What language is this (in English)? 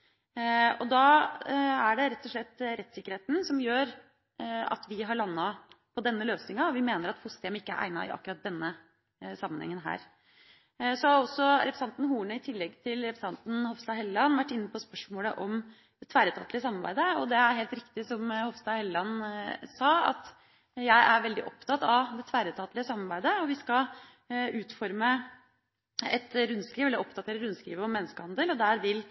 Norwegian Bokmål